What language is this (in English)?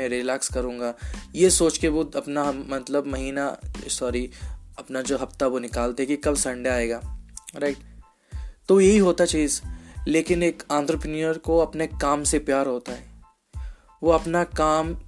Hindi